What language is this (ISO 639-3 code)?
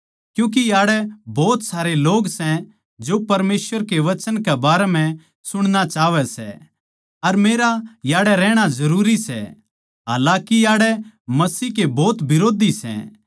bgc